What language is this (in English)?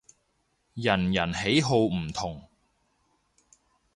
Cantonese